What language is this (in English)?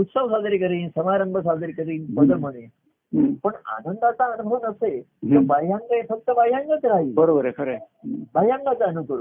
Marathi